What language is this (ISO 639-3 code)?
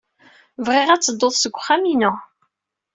kab